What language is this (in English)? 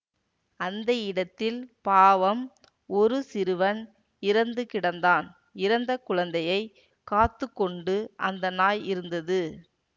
Tamil